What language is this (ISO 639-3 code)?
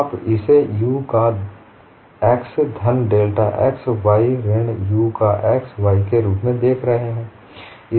hin